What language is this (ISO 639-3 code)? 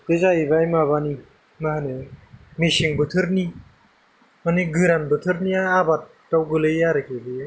brx